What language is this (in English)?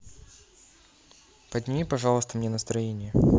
Russian